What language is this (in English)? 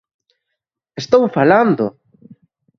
Galician